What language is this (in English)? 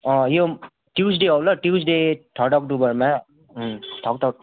Nepali